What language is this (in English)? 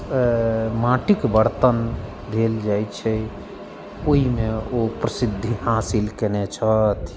Maithili